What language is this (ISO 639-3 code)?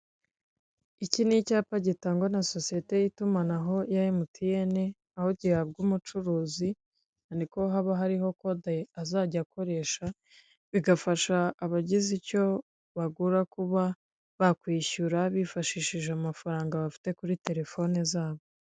kin